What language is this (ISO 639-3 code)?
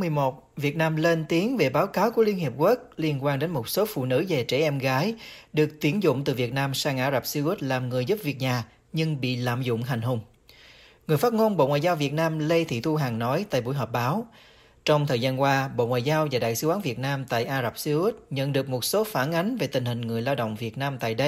vie